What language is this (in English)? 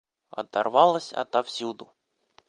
Russian